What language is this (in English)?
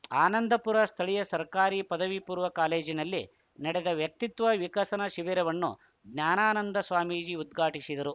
Kannada